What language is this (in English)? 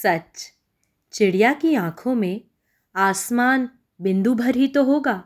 Hindi